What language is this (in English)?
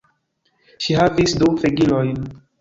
Esperanto